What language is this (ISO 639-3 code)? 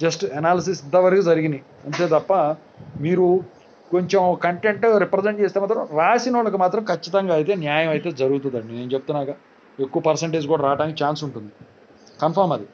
tel